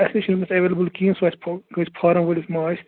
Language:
Kashmiri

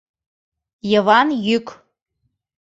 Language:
Mari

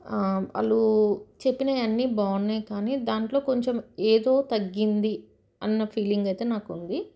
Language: Telugu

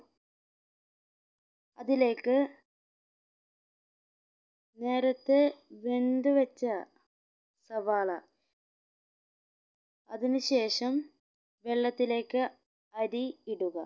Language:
Malayalam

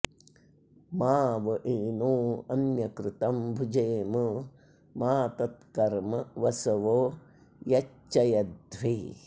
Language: Sanskrit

